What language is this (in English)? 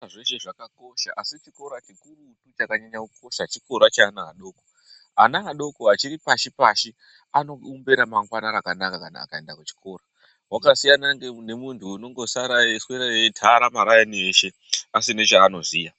Ndau